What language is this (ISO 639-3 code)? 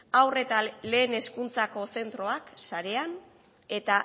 eus